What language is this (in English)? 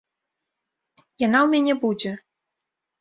Belarusian